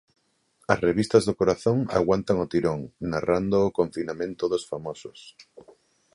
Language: Galician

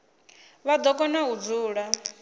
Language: Venda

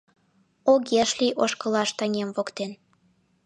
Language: Mari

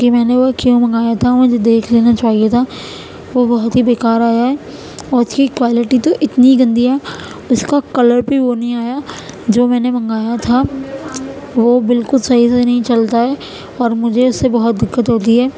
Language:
Urdu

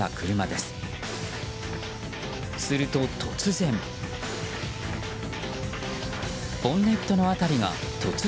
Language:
Japanese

